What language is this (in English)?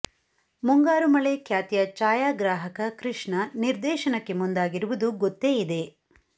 Kannada